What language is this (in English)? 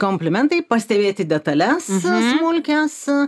Lithuanian